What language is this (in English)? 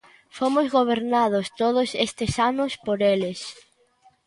Galician